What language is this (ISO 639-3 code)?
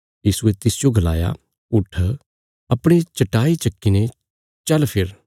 kfs